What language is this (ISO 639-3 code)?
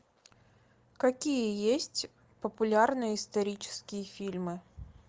rus